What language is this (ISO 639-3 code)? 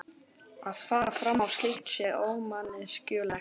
isl